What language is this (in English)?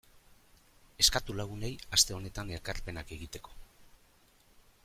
Basque